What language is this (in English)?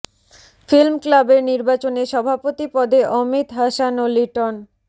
Bangla